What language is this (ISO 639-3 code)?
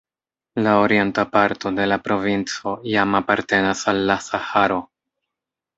epo